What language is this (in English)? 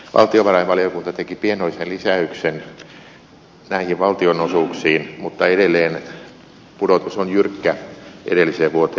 Finnish